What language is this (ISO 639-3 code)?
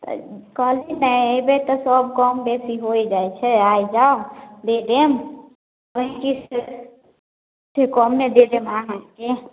mai